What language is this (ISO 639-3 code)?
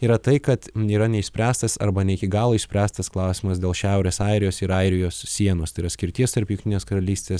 lit